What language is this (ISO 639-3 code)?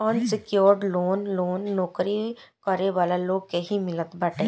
bho